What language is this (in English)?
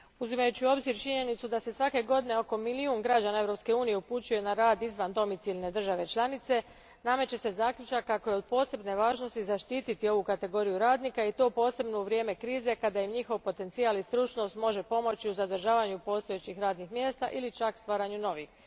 Croatian